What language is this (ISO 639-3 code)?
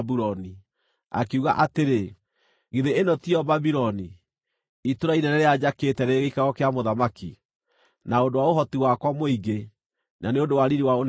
kik